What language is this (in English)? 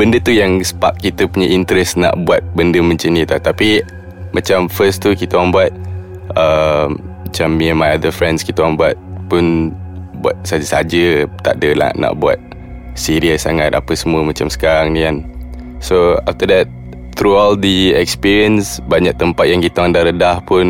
Malay